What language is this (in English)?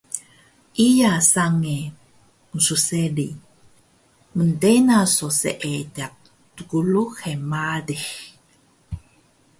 Taroko